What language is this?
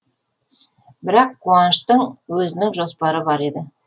Kazakh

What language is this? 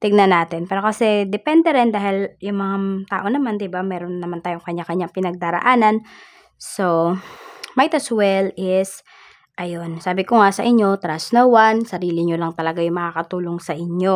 Filipino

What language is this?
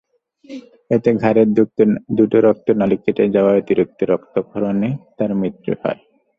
Bangla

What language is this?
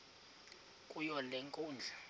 Xhosa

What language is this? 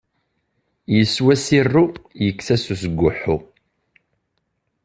Kabyle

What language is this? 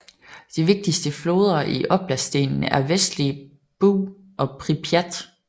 Danish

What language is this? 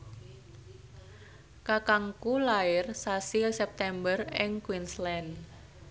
Javanese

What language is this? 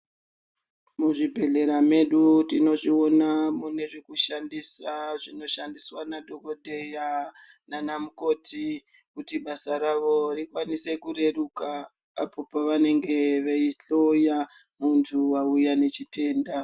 Ndau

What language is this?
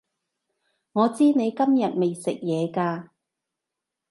Cantonese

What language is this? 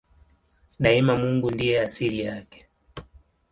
Swahili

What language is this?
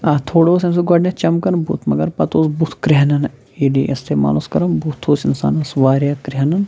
Kashmiri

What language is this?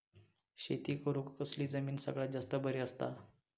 Marathi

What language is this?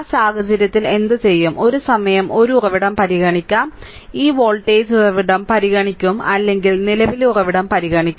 Malayalam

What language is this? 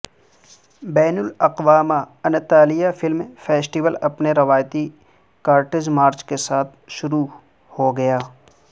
Urdu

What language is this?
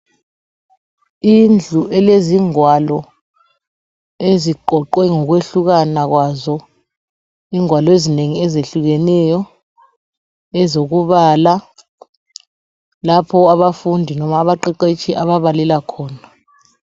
North Ndebele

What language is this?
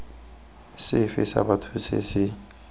Tswana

